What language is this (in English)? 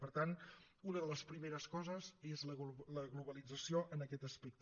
Catalan